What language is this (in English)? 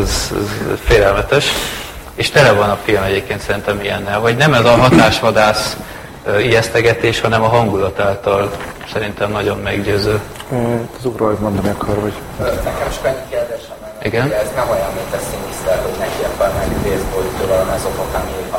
Hungarian